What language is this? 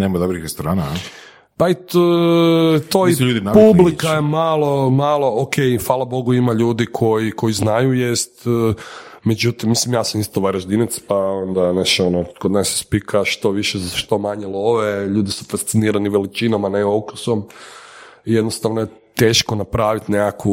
Croatian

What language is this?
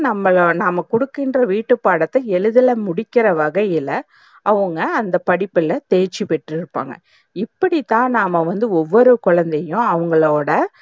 Tamil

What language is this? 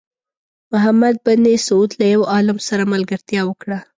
Pashto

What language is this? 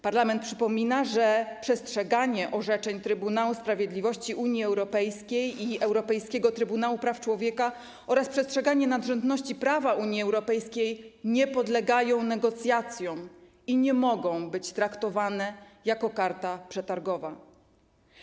Polish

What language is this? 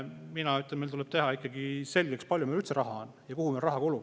Estonian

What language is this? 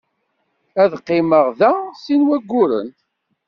Kabyle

